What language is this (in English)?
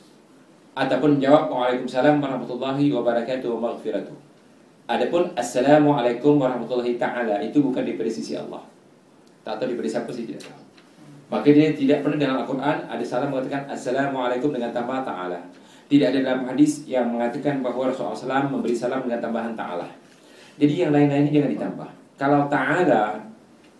Malay